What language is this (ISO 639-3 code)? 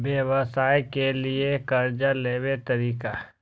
mai